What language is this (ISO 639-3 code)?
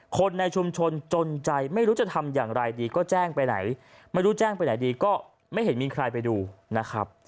tha